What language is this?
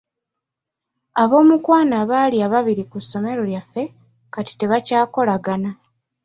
Ganda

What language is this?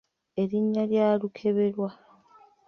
Ganda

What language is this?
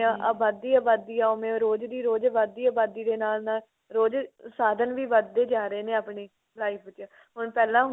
Punjabi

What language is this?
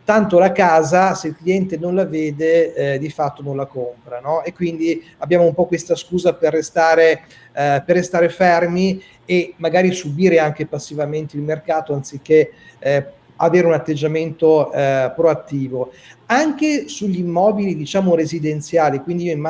Italian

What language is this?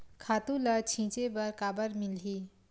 Chhattisgarhi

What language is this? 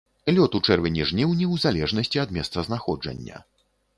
Belarusian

